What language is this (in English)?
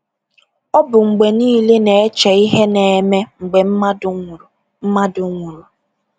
Igbo